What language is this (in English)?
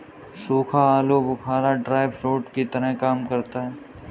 Hindi